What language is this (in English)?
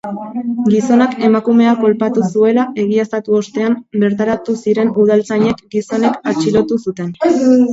Basque